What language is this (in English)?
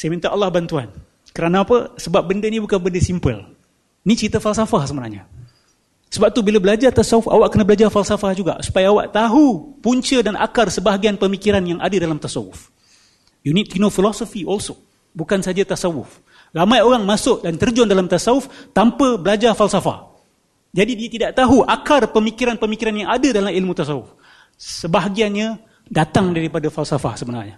Malay